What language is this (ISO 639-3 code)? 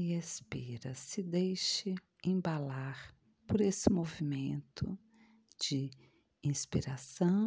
por